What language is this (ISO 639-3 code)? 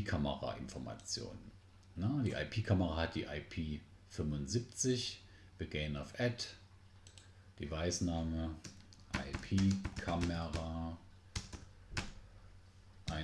deu